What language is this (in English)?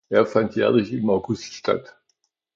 German